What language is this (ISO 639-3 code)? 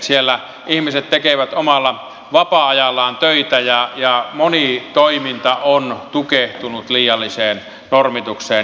fin